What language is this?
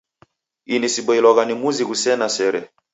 Taita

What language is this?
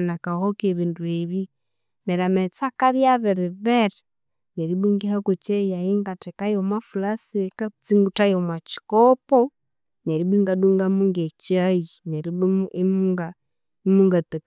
Konzo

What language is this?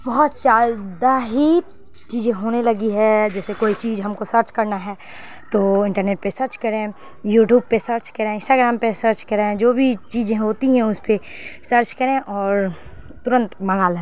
Urdu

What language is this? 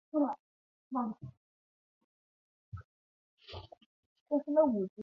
Chinese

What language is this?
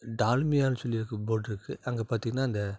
Tamil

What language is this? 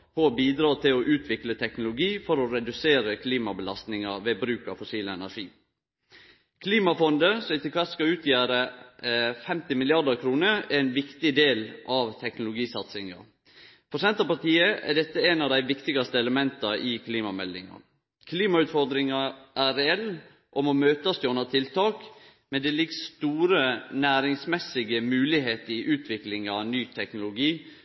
Norwegian Nynorsk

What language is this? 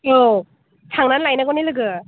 Bodo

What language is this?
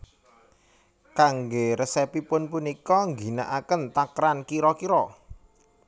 Javanese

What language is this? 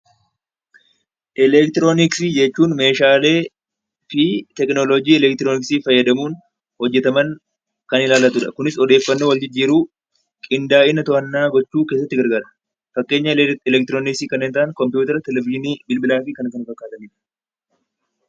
Oromo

